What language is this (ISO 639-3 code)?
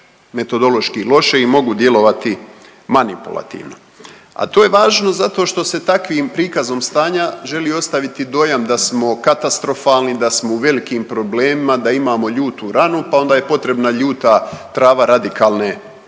hrv